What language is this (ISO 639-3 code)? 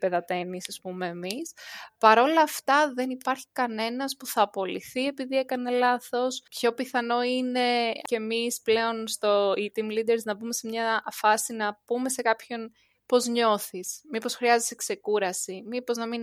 ell